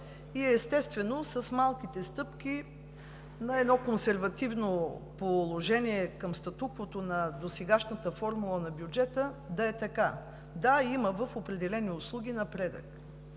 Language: Bulgarian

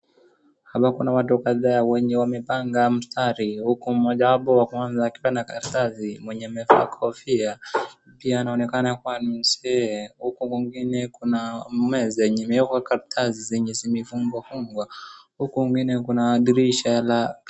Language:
Swahili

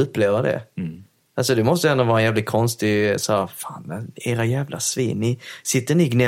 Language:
Swedish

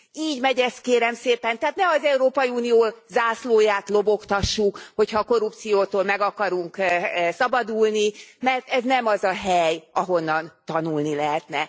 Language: Hungarian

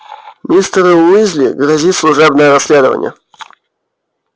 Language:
Russian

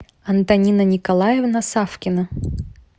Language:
Russian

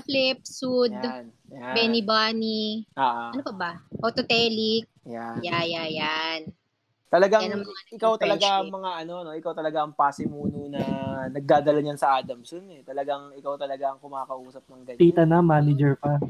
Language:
Filipino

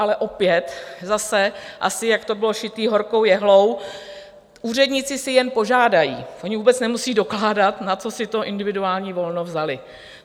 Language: Czech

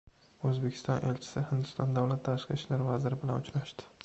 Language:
Uzbek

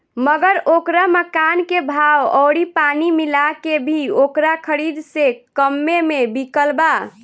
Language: Bhojpuri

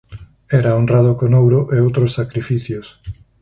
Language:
Galician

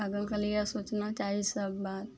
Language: Maithili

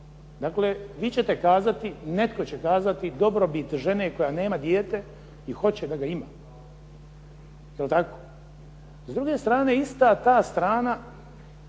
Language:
Croatian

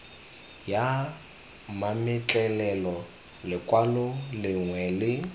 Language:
Tswana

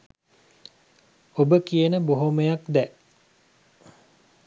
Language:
Sinhala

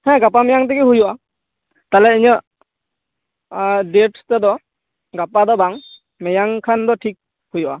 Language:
Santali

